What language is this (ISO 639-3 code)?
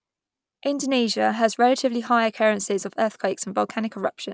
eng